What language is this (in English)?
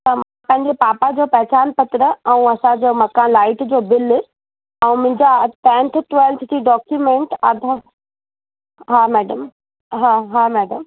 Sindhi